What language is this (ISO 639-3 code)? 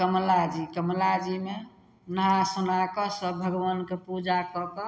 mai